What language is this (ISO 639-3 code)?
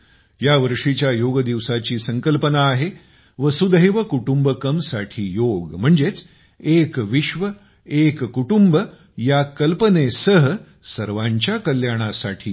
mar